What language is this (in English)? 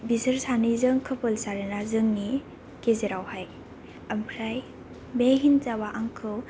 Bodo